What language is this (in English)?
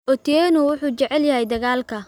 Somali